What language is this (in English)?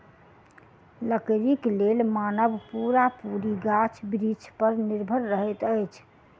Maithili